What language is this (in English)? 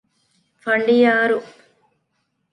Divehi